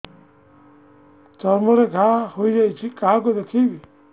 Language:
Odia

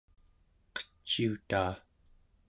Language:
Central Yupik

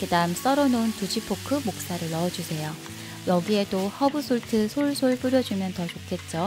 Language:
Korean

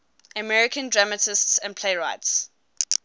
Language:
English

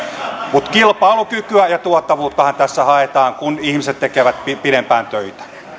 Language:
Finnish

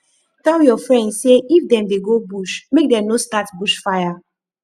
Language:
Nigerian Pidgin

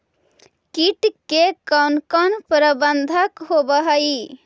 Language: Magahi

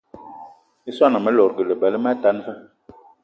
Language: Eton (Cameroon)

